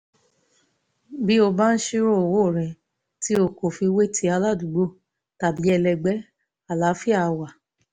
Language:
Yoruba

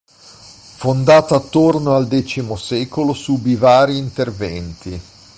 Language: Italian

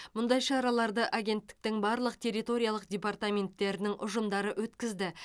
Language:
Kazakh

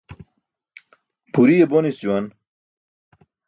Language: Burushaski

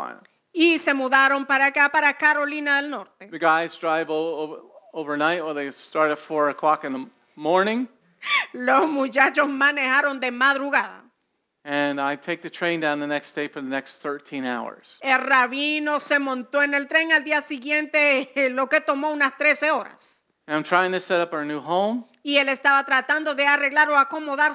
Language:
English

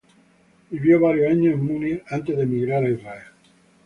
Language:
Spanish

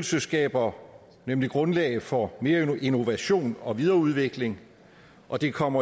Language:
Danish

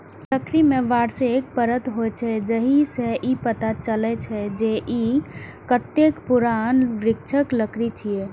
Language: Maithili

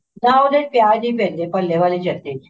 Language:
Punjabi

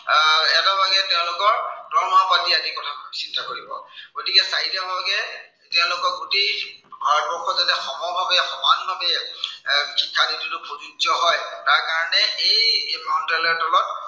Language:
Assamese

